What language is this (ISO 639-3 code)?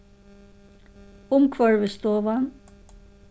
fao